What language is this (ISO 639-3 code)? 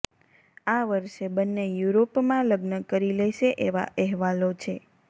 guj